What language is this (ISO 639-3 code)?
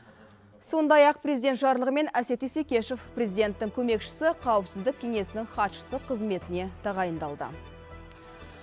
kaz